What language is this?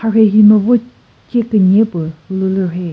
Chokri Naga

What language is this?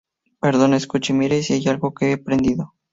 Spanish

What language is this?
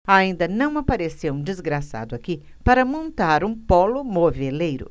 Portuguese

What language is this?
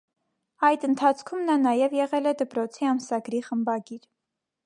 Armenian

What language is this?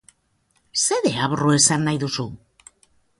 Basque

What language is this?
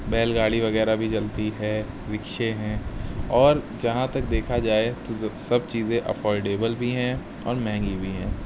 Urdu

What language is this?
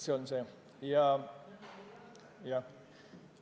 Estonian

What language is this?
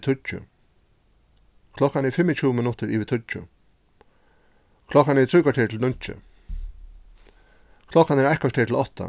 Faroese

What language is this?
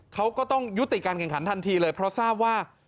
Thai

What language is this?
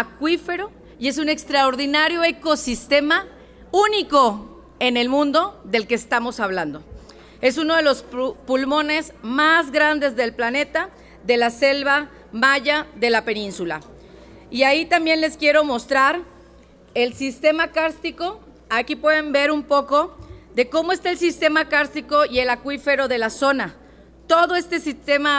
Spanish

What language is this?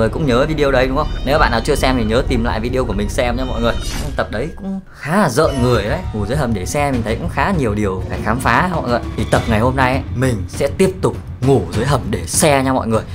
Vietnamese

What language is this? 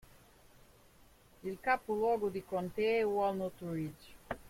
Italian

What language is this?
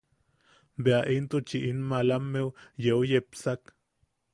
Yaqui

